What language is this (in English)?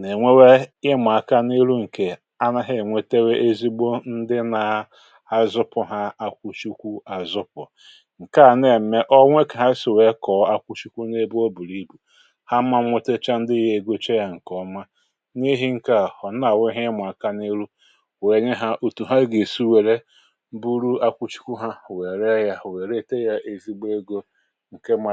Igbo